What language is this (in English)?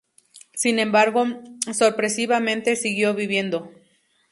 Spanish